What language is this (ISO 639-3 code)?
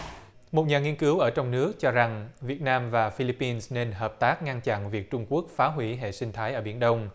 vie